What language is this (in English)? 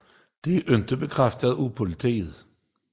Danish